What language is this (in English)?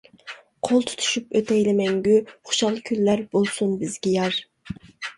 Uyghur